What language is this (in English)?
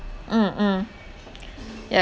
English